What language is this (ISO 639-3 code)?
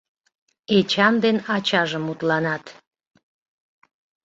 chm